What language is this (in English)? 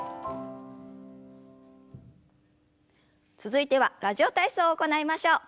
Japanese